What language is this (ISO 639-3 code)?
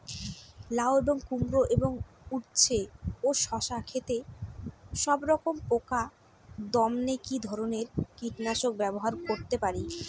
ben